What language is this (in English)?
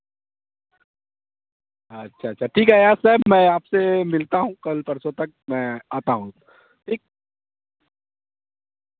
Urdu